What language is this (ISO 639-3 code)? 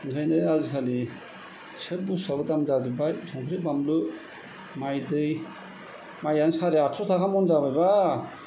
brx